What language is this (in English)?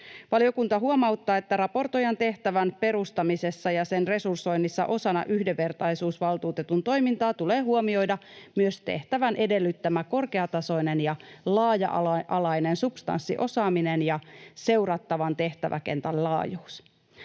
Finnish